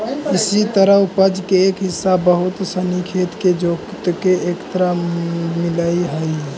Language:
Magahi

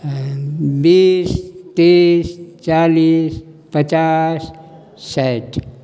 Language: Maithili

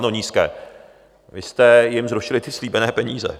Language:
Czech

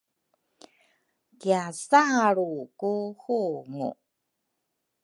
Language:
Rukai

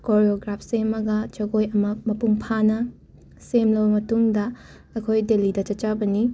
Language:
Manipuri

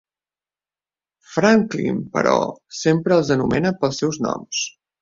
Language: Catalan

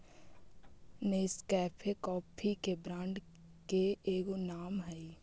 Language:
Magahi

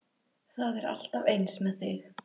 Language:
Icelandic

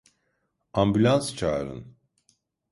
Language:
Turkish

